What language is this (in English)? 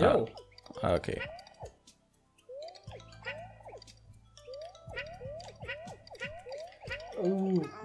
German